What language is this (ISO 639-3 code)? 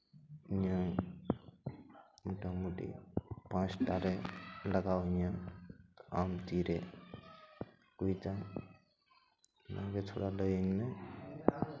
sat